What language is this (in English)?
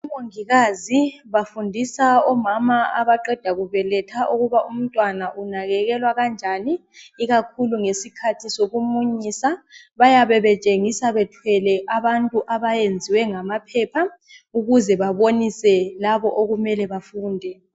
North Ndebele